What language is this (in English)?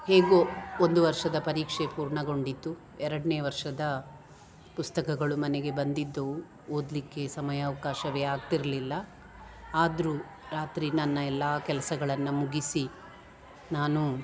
Kannada